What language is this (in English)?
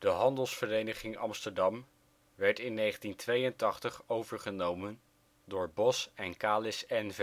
Dutch